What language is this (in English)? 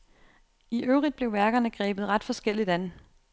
Danish